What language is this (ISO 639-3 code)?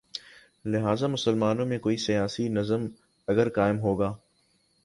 urd